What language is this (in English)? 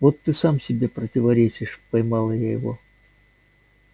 Russian